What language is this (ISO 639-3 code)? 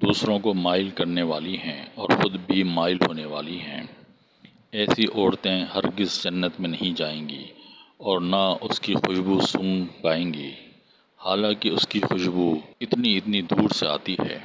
urd